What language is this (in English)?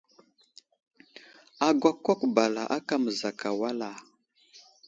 Wuzlam